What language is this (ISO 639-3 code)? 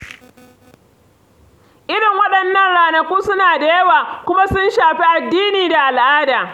hau